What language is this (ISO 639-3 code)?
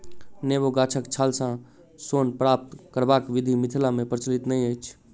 mai